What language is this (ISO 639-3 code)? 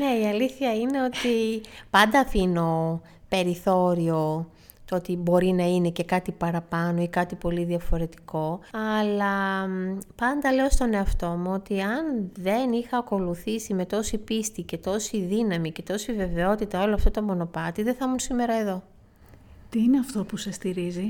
ell